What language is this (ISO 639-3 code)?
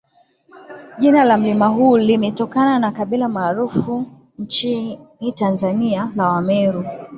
swa